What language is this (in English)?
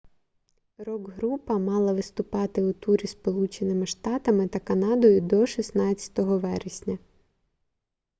Ukrainian